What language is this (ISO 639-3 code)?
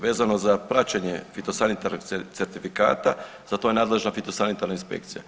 hrv